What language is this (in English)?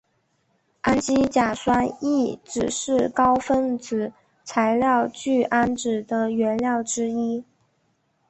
Chinese